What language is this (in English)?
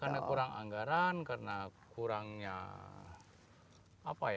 Indonesian